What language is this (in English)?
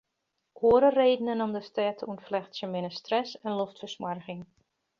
Western Frisian